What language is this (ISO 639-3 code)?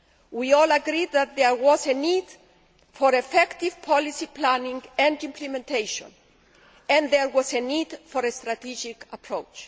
eng